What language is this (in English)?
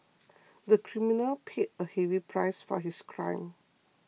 English